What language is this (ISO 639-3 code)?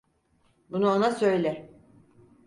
tur